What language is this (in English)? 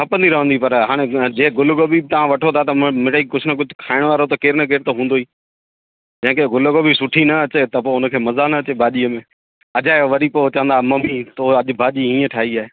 Sindhi